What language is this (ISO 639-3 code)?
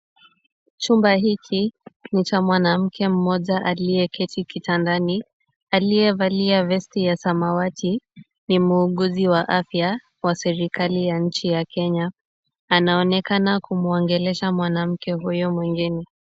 swa